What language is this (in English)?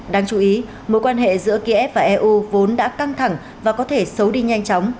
Vietnamese